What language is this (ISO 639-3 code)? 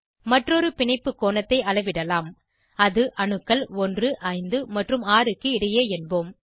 tam